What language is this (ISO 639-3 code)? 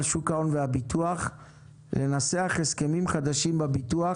heb